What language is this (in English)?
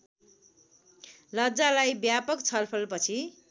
Nepali